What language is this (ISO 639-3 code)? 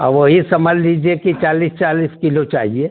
hin